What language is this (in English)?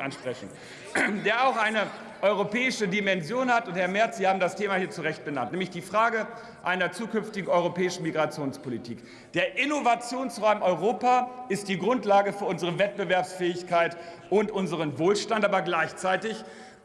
German